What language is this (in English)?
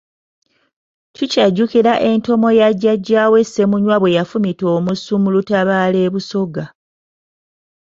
Ganda